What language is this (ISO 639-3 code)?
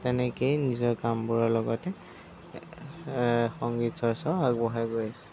asm